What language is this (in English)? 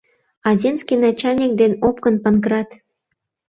Mari